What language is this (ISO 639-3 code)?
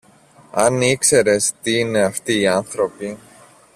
ell